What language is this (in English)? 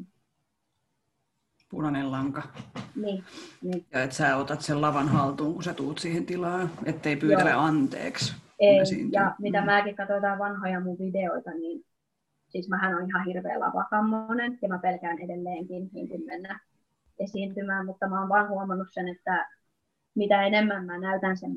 Finnish